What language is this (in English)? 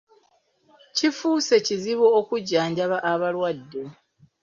Ganda